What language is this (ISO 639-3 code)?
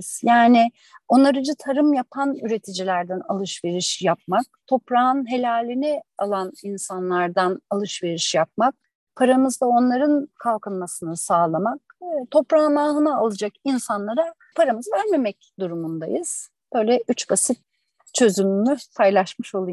tur